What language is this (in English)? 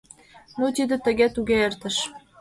Mari